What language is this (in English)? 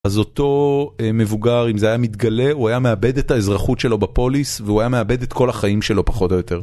Hebrew